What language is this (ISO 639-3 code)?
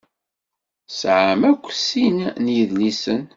kab